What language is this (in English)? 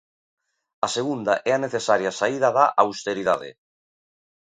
Galician